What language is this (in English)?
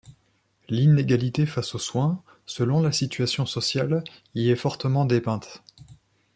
French